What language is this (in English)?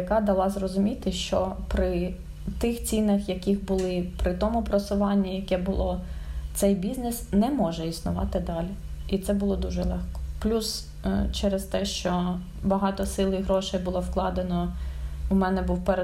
Ukrainian